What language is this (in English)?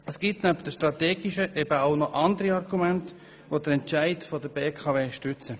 Swiss German